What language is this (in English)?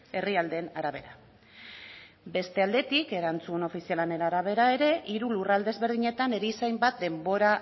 Basque